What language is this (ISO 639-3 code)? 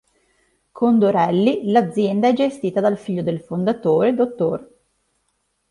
ita